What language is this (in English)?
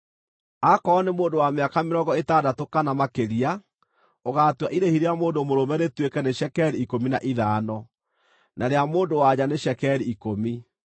Kikuyu